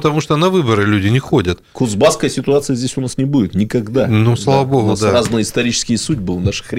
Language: Russian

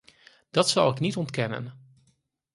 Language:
Dutch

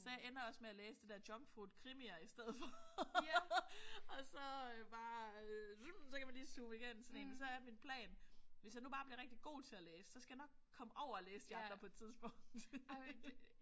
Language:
Danish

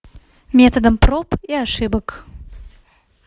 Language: Russian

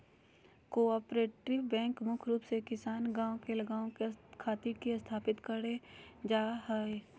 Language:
Magahi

